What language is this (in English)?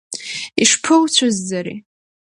Abkhazian